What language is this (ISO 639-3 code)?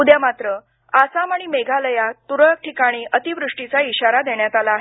mar